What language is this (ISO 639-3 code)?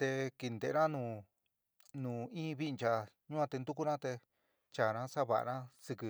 mig